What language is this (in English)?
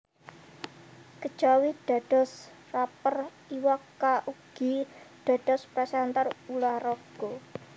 Javanese